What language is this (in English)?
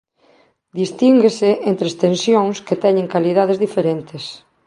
Galician